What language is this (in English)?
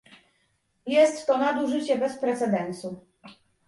Polish